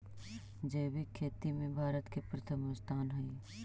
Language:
Magahi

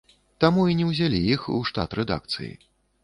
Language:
Belarusian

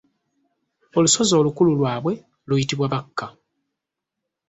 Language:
Ganda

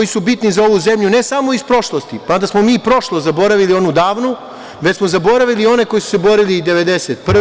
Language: Serbian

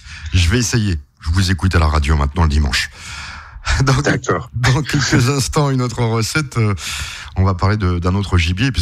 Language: French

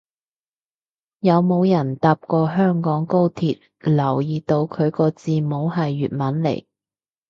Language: Cantonese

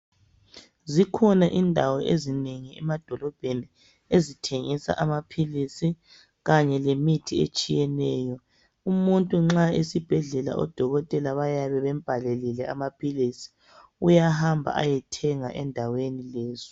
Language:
North Ndebele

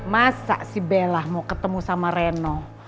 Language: Indonesian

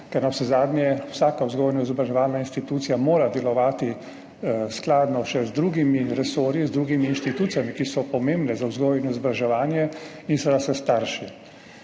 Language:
Slovenian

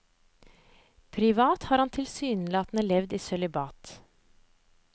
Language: Norwegian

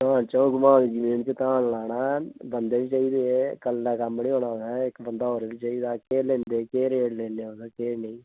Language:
Dogri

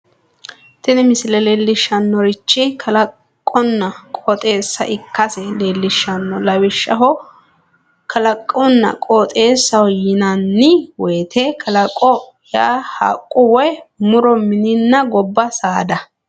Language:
Sidamo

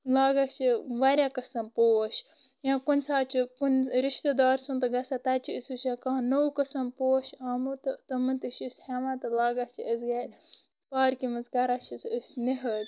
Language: Kashmiri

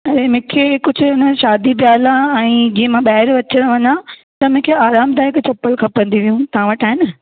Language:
Sindhi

